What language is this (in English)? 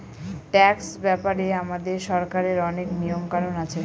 Bangla